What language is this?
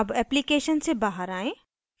Hindi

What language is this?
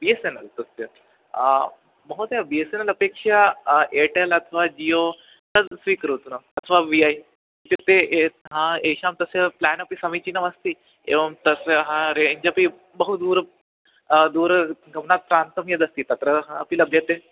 Sanskrit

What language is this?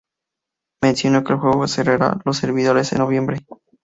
Spanish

